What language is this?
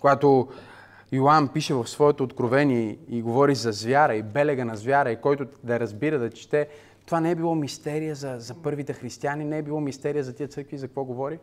Bulgarian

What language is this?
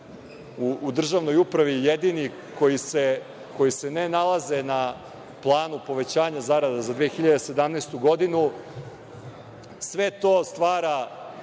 Serbian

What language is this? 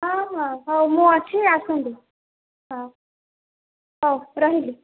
Odia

